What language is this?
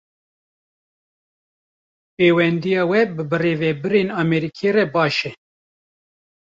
Kurdish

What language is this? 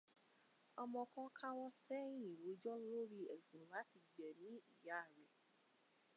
Yoruba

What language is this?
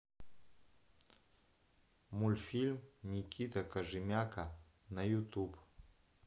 Russian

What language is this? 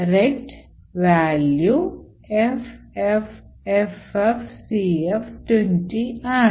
Malayalam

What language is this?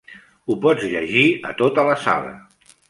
Catalan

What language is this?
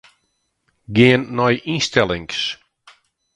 Western Frisian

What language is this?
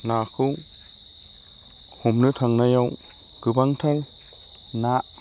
Bodo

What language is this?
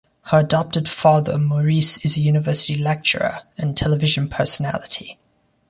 English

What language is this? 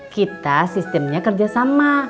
Indonesian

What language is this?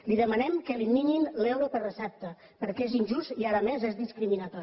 Catalan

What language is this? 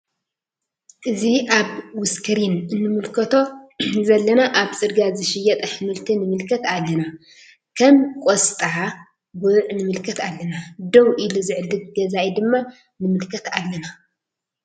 Tigrinya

